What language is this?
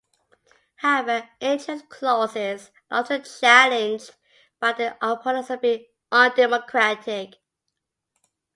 English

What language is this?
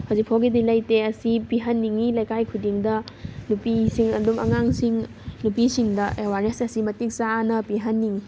Manipuri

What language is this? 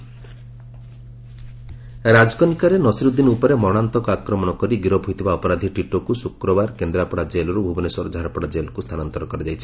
Odia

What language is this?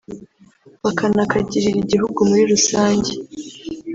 Kinyarwanda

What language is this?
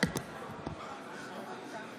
Hebrew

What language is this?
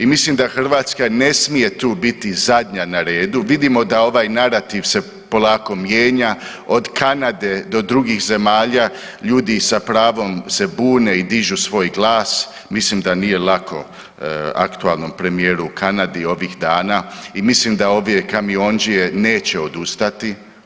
Croatian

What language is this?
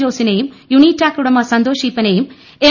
Malayalam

